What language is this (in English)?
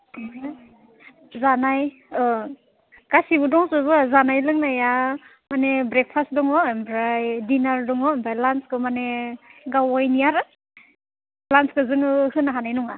Bodo